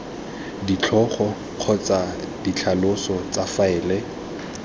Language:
Tswana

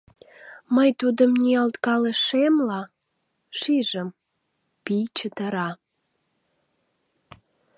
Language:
Mari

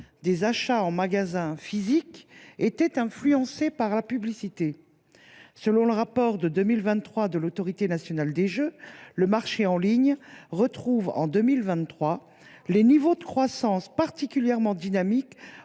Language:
French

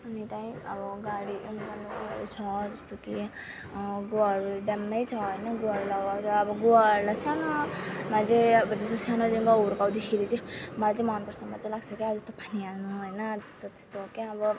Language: Nepali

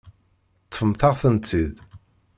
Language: Kabyle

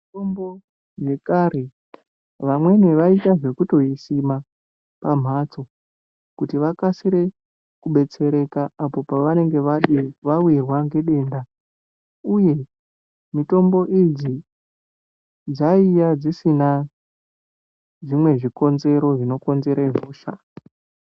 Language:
Ndau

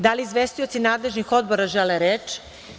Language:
Serbian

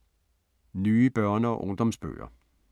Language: Danish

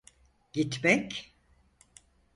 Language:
Turkish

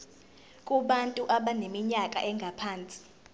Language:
Zulu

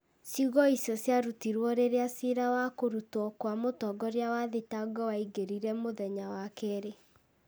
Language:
Kikuyu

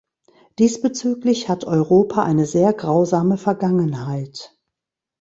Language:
German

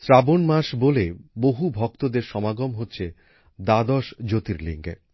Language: Bangla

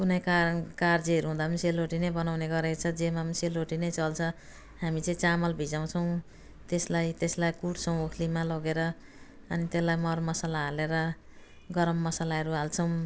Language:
Nepali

